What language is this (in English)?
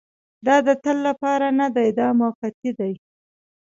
Pashto